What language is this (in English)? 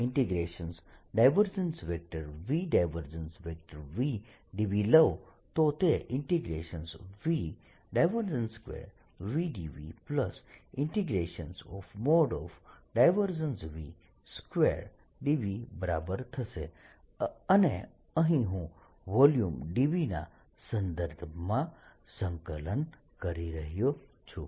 Gujarati